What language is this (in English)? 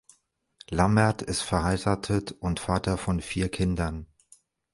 German